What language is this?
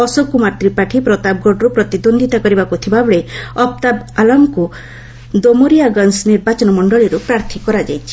Odia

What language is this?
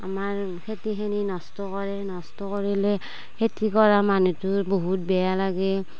Assamese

